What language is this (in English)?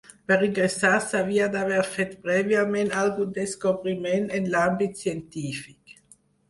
Catalan